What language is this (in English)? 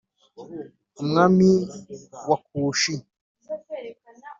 Kinyarwanda